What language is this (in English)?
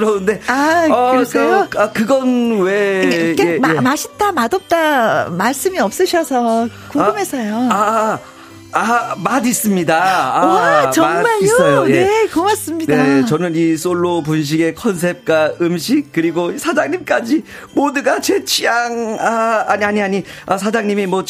Korean